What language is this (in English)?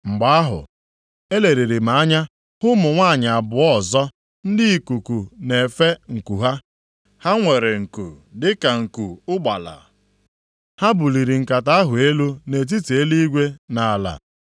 Igbo